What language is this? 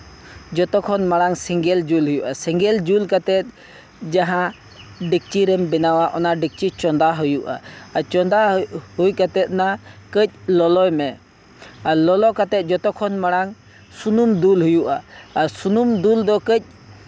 Santali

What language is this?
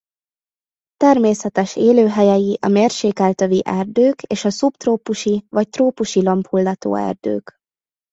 Hungarian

